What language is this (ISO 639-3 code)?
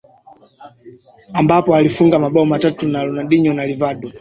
swa